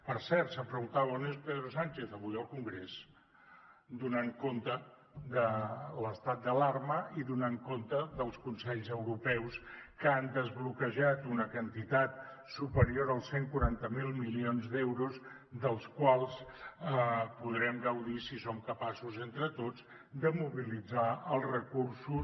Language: Catalan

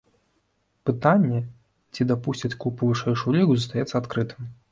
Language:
Belarusian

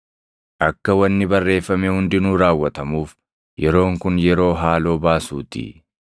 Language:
Oromo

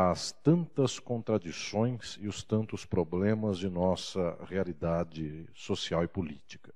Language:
Portuguese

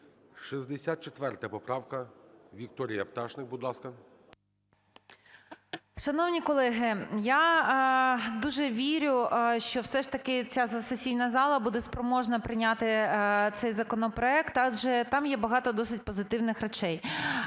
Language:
Ukrainian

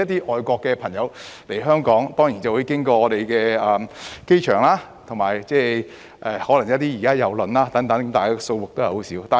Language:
Cantonese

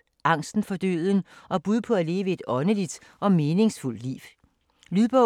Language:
Danish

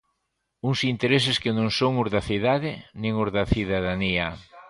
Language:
Galician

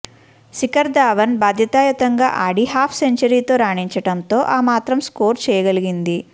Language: Telugu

